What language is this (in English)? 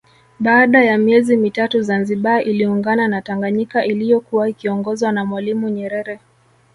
Swahili